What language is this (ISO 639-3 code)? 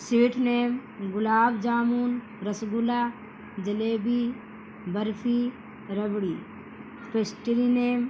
urd